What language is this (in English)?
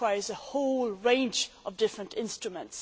English